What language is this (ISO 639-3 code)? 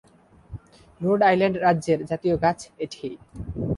ben